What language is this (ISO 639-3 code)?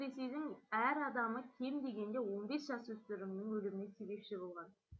kaz